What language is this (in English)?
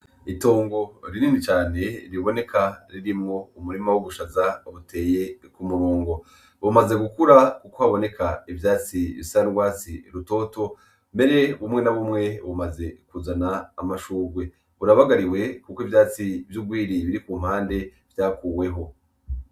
Rundi